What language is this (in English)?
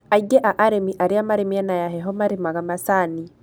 Kikuyu